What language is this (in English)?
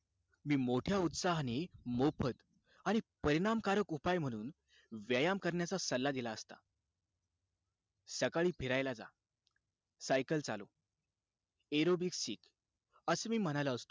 Marathi